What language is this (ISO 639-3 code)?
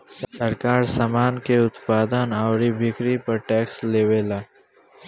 bho